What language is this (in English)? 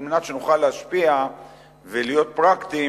Hebrew